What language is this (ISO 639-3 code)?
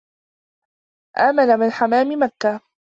ara